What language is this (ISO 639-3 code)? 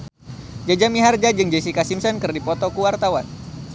sun